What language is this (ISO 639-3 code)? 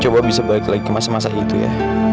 ind